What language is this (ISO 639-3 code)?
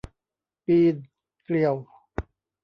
tha